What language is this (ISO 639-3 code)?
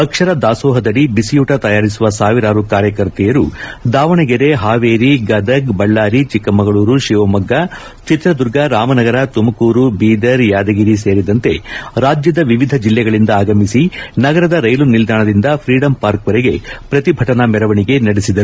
kan